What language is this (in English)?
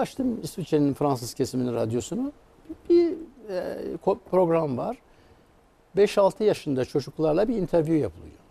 Turkish